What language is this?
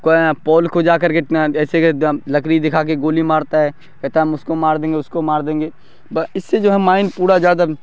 Urdu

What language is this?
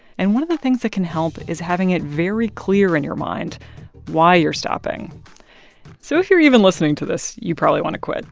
English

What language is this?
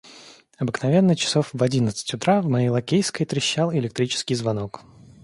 Russian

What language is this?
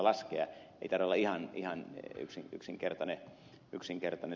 Finnish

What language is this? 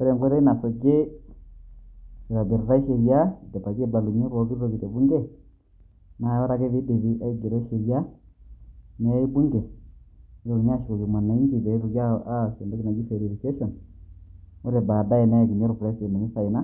Masai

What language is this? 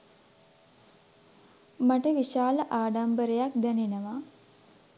Sinhala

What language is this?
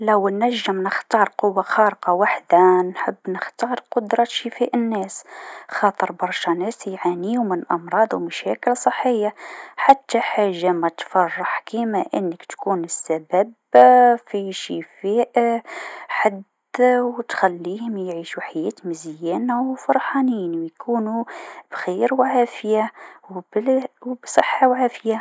Tunisian Arabic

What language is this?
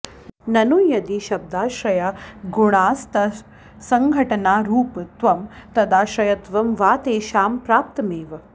Sanskrit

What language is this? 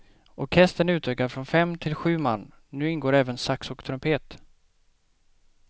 Swedish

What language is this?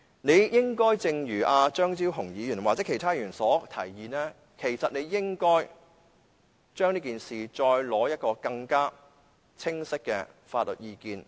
Cantonese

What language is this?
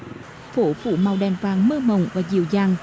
Vietnamese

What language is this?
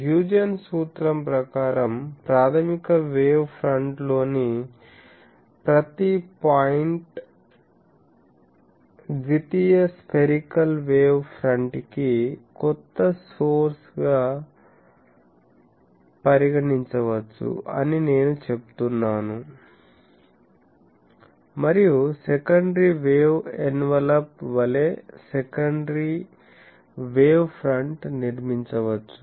Telugu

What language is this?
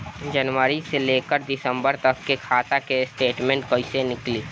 Bhojpuri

